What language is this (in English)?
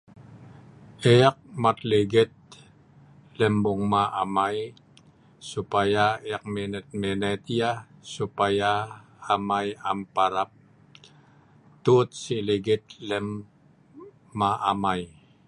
Sa'ban